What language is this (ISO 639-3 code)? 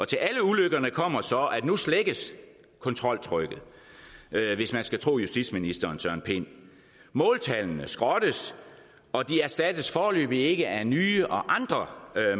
dan